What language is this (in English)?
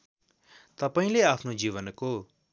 Nepali